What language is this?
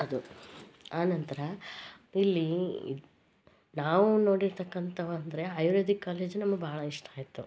Kannada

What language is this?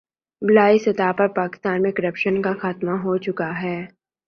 Urdu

